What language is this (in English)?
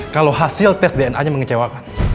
Indonesian